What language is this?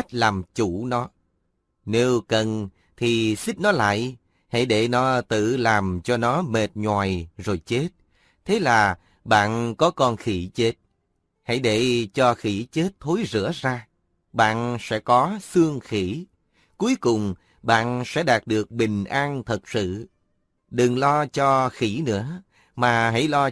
Vietnamese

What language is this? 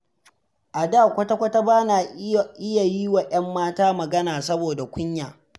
Hausa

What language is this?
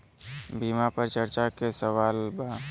Bhojpuri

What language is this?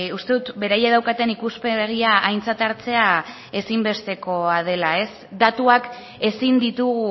Basque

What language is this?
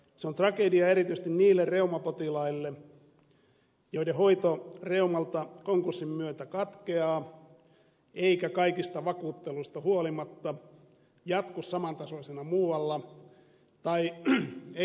Finnish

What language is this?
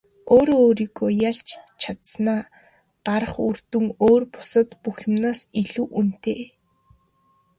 Mongolian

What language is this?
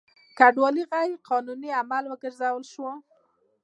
Pashto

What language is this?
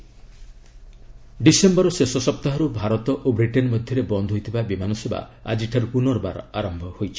Odia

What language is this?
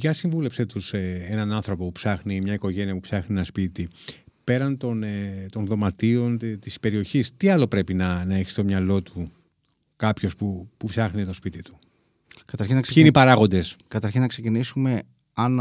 Greek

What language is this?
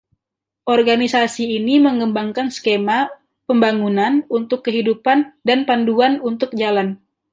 Indonesian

